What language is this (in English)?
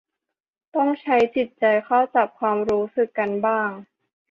Thai